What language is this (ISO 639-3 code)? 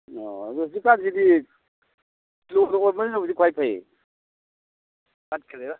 mni